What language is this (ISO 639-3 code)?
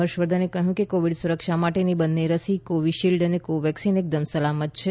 guj